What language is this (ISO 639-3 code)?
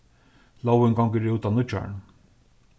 fao